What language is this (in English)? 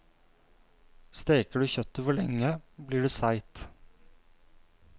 Norwegian